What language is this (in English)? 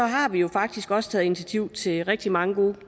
Danish